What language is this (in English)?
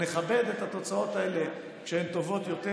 Hebrew